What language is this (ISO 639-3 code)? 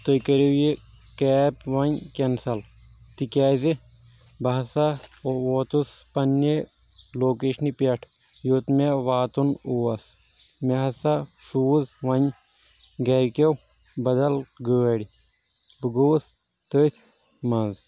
kas